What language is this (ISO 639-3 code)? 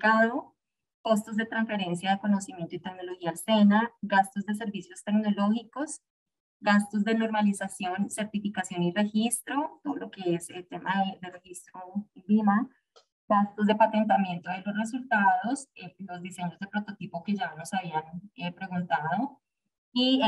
spa